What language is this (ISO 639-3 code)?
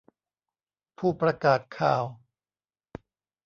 tha